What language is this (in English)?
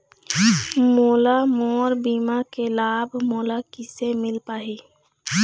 Chhattisgarhi